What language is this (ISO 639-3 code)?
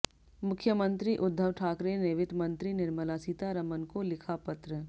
hin